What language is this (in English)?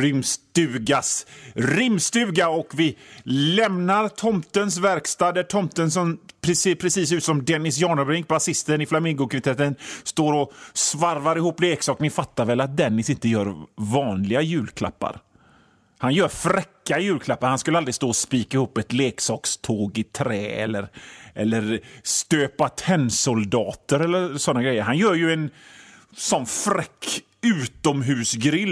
Swedish